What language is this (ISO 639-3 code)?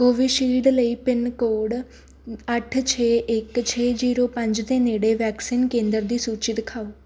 pan